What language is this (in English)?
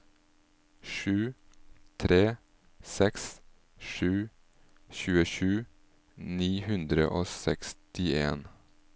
Norwegian